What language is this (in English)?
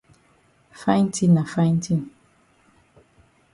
Cameroon Pidgin